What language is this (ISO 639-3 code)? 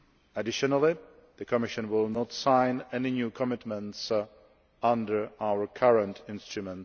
eng